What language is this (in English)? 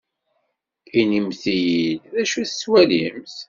Kabyle